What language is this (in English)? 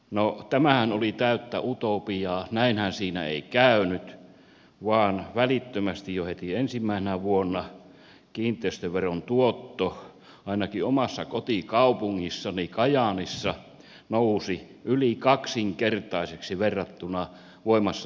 Finnish